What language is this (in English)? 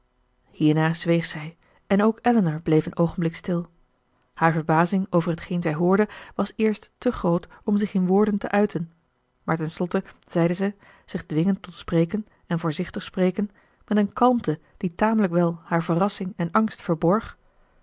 Dutch